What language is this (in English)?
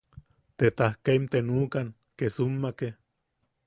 Yaqui